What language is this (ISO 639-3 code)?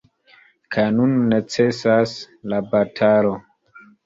epo